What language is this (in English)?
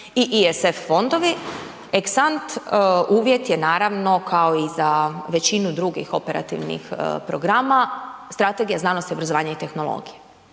Croatian